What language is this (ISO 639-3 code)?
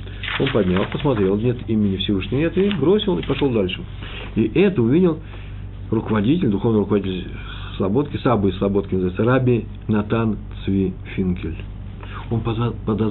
rus